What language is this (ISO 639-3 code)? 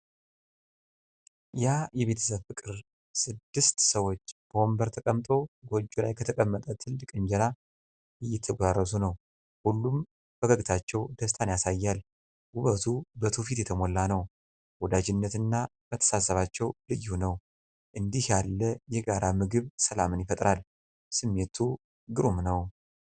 amh